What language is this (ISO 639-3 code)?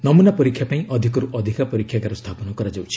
ori